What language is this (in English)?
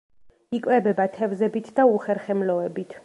Georgian